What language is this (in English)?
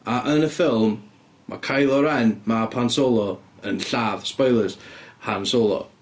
Welsh